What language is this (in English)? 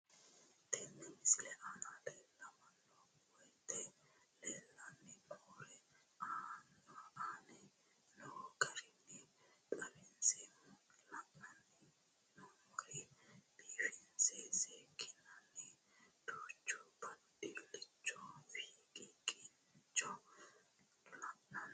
Sidamo